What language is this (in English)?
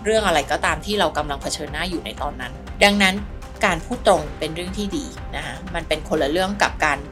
Thai